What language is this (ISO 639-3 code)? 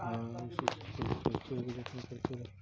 urd